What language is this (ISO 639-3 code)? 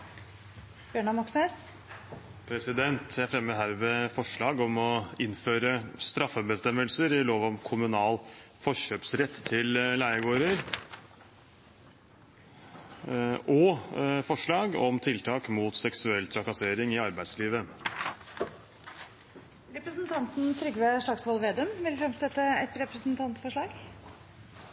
nor